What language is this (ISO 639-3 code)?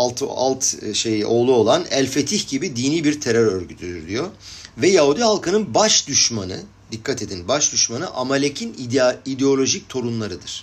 tur